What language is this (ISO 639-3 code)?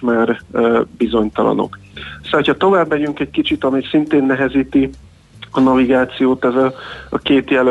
hun